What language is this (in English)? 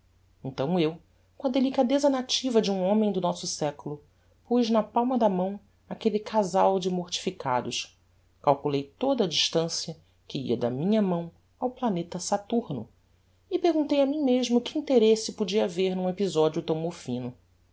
Portuguese